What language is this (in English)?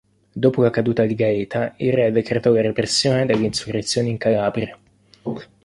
Italian